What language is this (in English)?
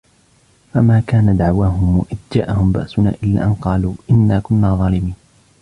Arabic